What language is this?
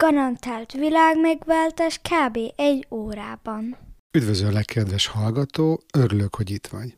Hungarian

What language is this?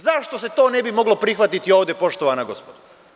Serbian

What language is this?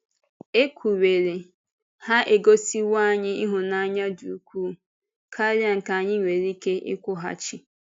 Igbo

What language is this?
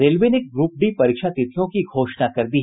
Hindi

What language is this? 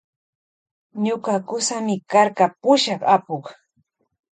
Loja Highland Quichua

